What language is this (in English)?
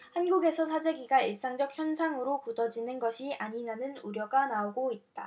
Korean